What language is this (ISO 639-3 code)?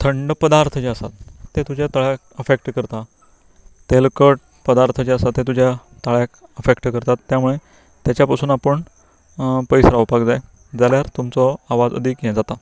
kok